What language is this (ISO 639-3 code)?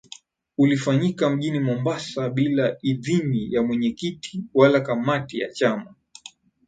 swa